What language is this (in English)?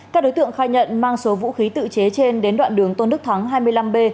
Vietnamese